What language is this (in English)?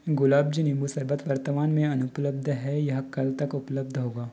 Hindi